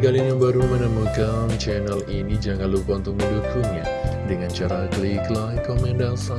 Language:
Indonesian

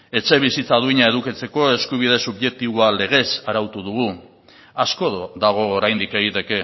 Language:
Basque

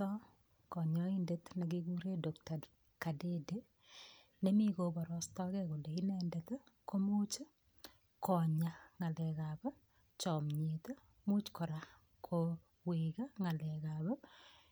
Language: Kalenjin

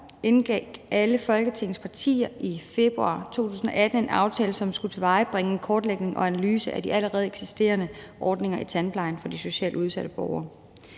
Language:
Danish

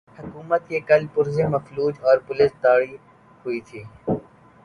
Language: Urdu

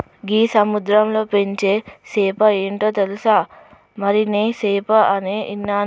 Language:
Telugu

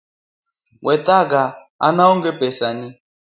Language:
Luo (Kenya and Tanzania)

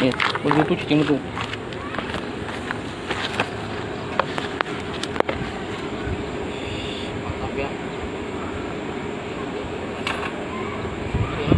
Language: Indonesian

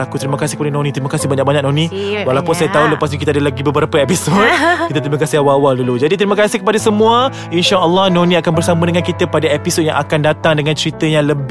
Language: Malay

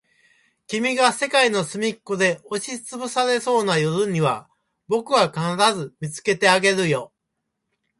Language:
Japanese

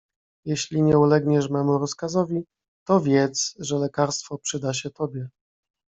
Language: Polish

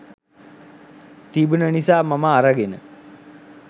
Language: Sinhala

